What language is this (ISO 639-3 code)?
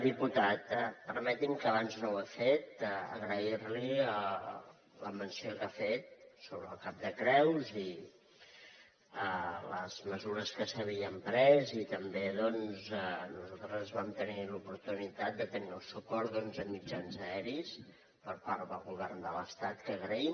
cat